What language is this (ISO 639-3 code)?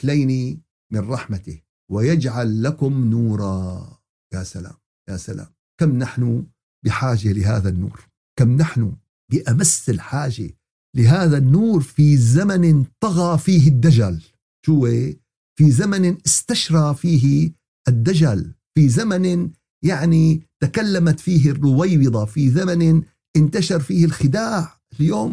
ara